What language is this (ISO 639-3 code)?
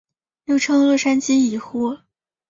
zho